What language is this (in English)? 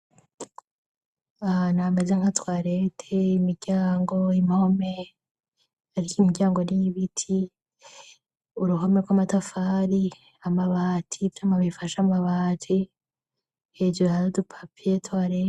Rundi